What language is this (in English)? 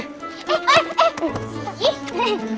Indonesian